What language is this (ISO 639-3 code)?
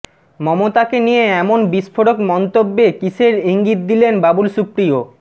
ben